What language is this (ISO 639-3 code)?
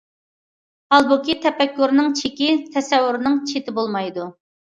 uig